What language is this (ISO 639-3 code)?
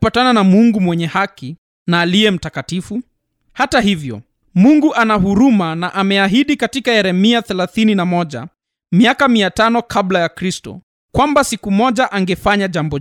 swa